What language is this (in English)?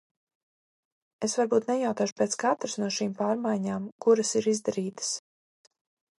Latvian